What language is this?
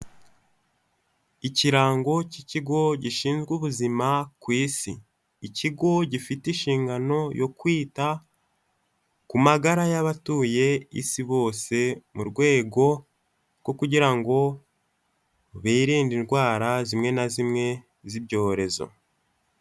Kinyarwanda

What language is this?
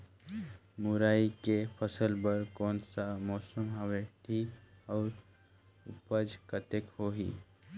Chhattisgarhi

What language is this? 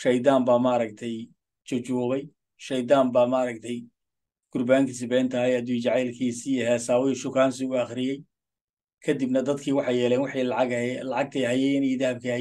Arabic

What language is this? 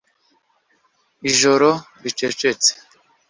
Kinyarwanda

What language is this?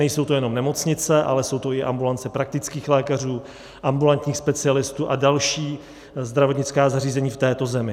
Czech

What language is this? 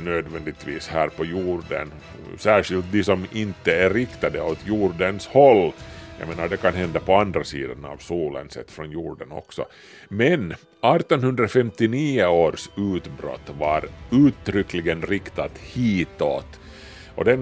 Swedish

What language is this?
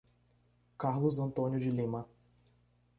Portuguese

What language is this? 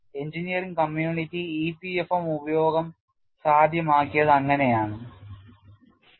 Malayalam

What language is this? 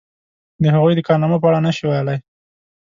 Pashto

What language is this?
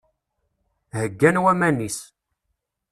Kabyle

